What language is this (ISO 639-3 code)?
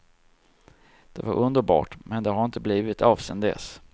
swe